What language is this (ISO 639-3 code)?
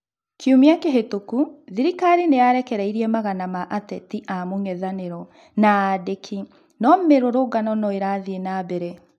kik